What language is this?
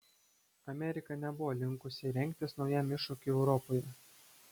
Lithuanian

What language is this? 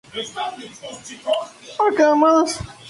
Spanish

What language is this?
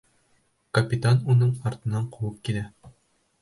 Bashkir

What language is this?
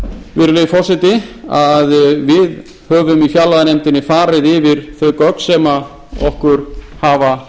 Icelandic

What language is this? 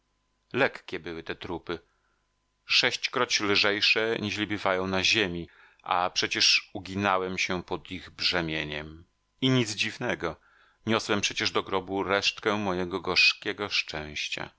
Polish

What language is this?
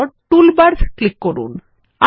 Bangla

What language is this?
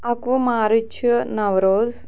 Kashmiri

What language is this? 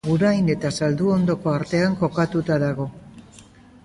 Basque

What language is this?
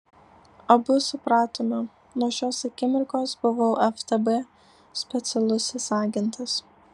Lithuanian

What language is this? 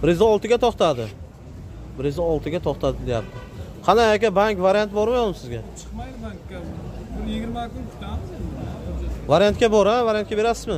Turkish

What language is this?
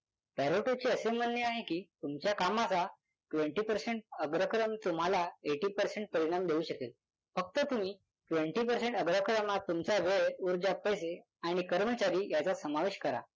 Marathi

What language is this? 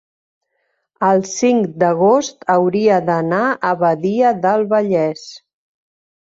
Catalan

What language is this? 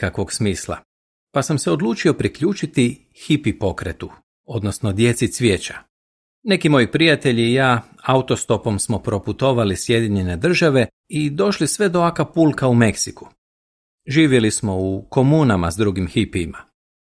Croatian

